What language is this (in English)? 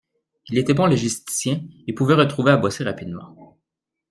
French